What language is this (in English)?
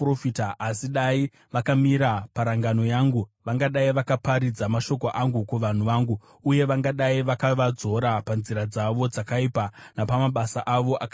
Shona